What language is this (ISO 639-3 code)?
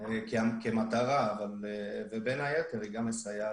heb